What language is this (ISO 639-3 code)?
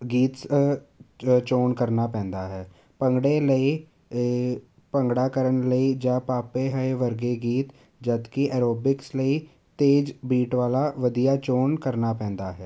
pan